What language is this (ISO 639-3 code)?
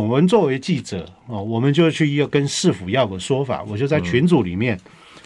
zho